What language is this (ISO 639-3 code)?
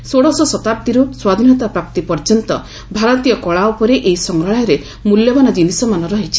ori